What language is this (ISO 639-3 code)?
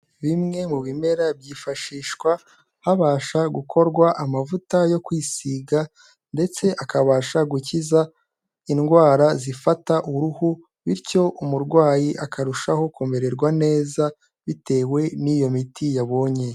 kin